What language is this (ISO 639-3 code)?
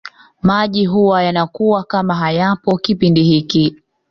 swa